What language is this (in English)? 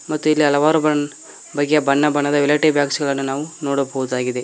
Kannada